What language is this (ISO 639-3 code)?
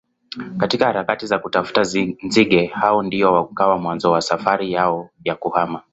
swa